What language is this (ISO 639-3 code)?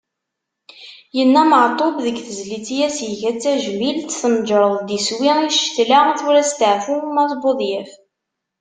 kab